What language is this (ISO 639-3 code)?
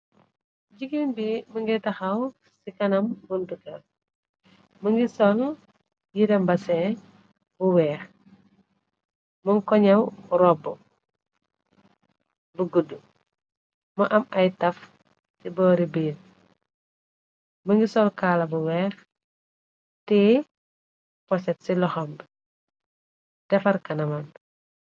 wol